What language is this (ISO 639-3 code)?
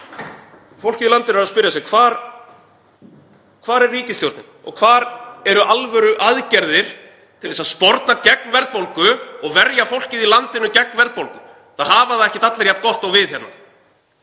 isl